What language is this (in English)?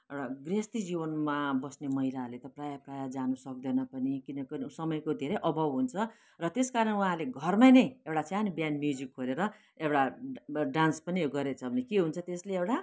Nepali